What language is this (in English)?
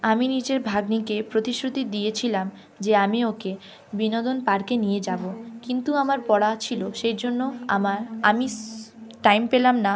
Bangla